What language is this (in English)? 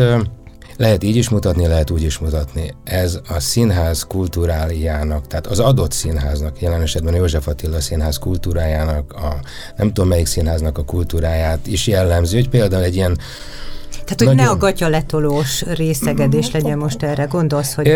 Hungarian